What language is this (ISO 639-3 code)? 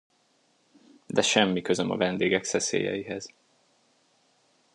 hun